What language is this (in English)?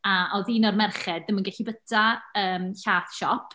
Welsh